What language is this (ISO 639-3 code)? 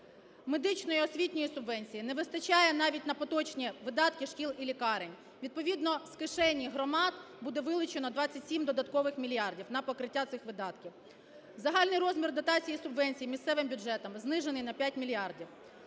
ukr